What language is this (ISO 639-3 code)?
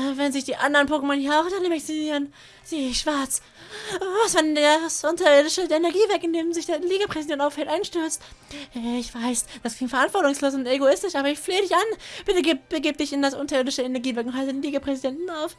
deu